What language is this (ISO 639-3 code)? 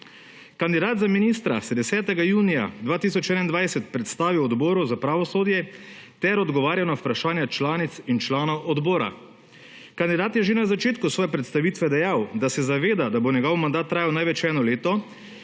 slv